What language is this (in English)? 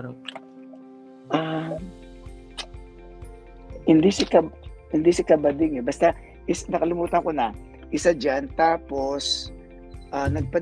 Filipino